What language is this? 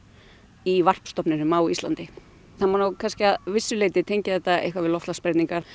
Icelandic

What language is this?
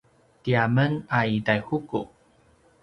Paiwan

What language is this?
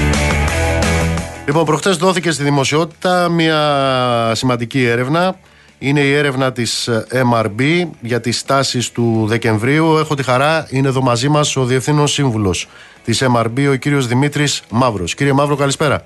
Greek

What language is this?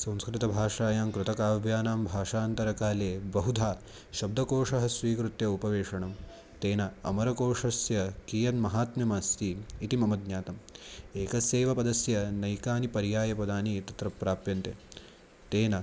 Sanskrit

